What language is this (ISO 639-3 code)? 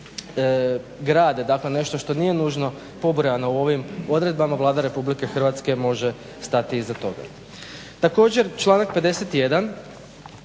hrv